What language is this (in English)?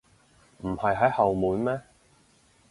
Cantonese